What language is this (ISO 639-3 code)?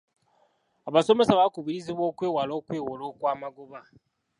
lug